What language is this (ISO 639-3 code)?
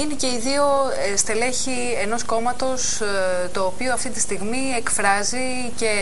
ell